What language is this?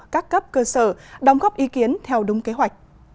Vietnamese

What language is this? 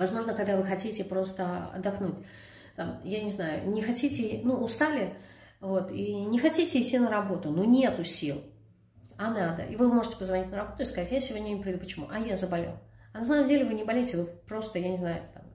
Russian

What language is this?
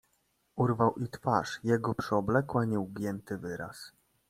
Polish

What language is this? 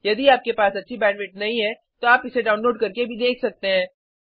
Hindi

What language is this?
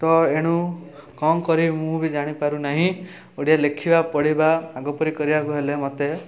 Odia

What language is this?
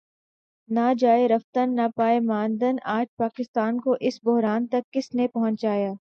Urdu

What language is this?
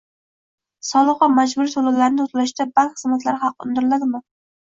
Uzbek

